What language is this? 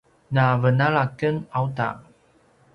Paiwan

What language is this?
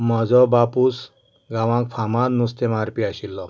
Konkani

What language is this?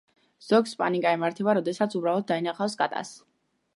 Georgian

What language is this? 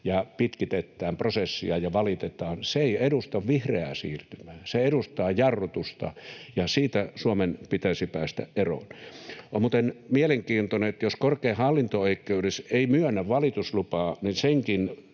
Finnish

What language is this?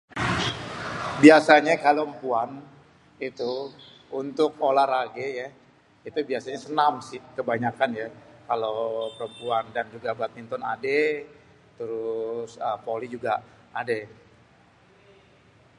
Betawi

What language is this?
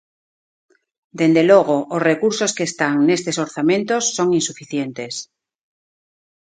Galician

